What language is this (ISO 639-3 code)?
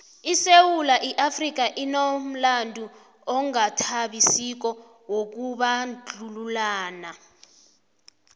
nbl